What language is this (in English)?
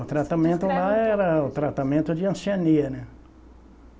Portuguese